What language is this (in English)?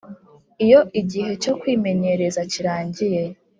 Kinyarwanda